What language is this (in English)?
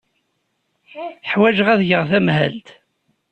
Kabyle